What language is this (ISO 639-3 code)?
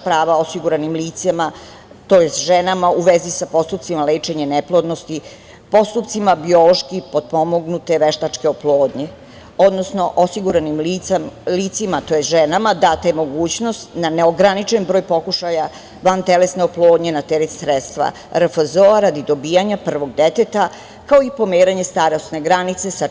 srp